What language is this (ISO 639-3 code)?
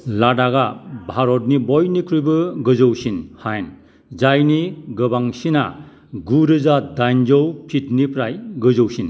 brx